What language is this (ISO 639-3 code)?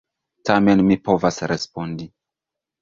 epo